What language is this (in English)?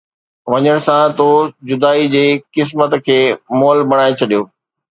Sindhi